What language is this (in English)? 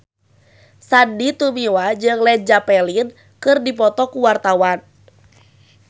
Sundanese